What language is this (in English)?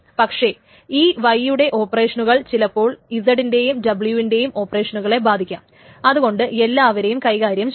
Malayalam